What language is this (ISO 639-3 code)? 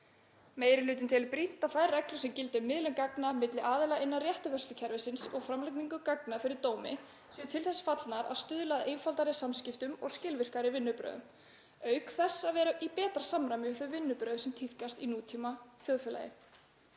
isl